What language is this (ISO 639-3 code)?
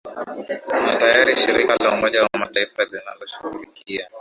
swa